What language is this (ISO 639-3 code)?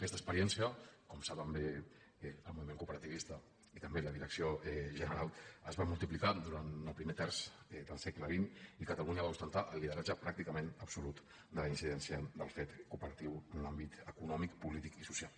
cat